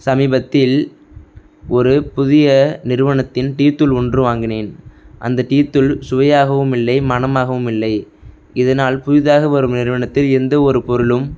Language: Tamil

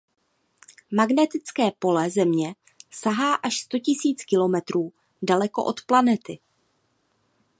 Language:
Czech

